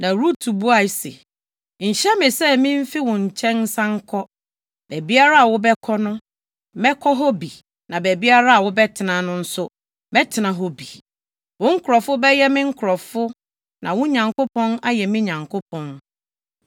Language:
Akan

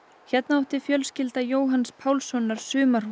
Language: Icelandic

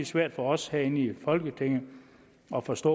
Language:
Danish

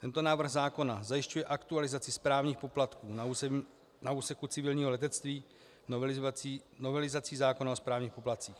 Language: Czech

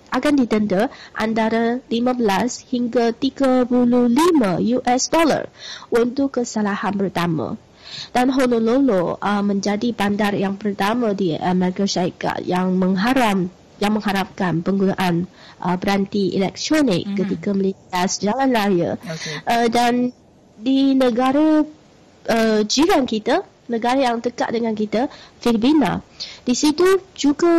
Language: Malay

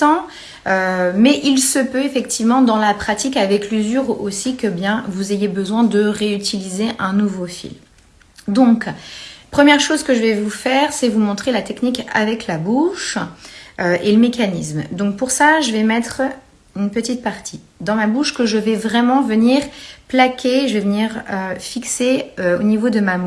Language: French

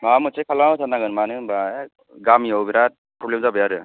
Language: Bodo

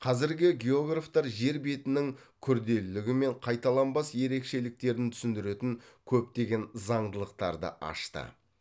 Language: Kazakh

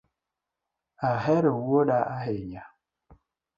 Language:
Luo (Kenya and Tanzania)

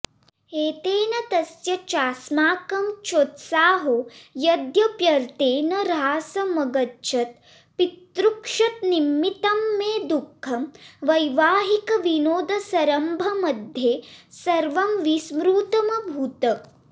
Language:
Sanskrit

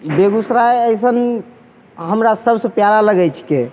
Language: Maithili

